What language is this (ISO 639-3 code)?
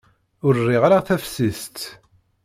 kab